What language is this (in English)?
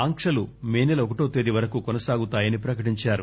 Telugu